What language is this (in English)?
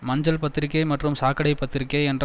Tamil